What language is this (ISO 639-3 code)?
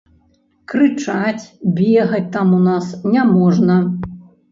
bel